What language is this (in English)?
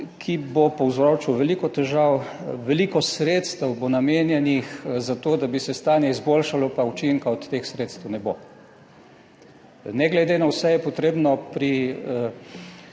Slovenian